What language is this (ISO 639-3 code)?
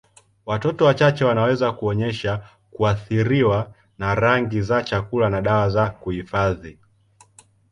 swa